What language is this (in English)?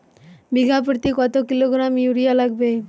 Bangla